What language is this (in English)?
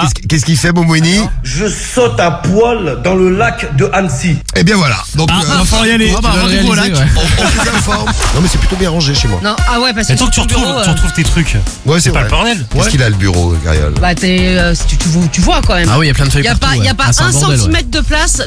French